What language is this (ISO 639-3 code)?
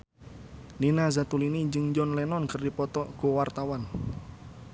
sun